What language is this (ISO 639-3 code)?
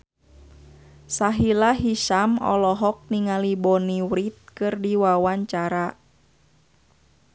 sun